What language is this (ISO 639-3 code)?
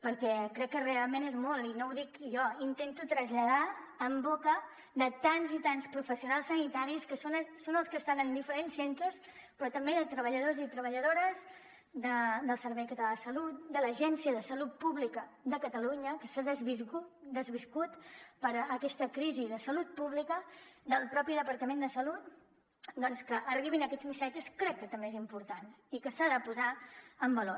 cat